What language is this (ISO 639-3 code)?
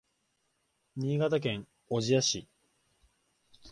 jpn